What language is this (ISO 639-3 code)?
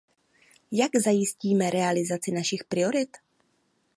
ces